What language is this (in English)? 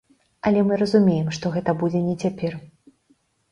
Belarusian